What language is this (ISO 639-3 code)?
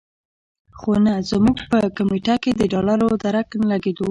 pus